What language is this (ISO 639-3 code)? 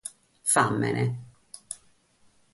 srd